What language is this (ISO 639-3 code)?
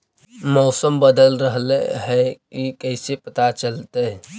mag